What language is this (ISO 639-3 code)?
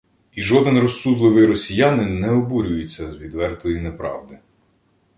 ukr